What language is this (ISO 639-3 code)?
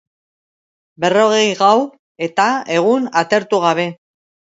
eus